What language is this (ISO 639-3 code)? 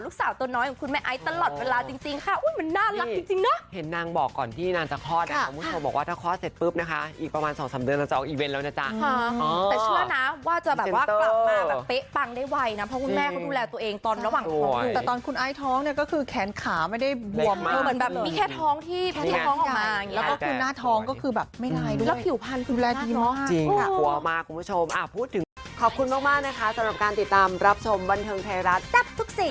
tha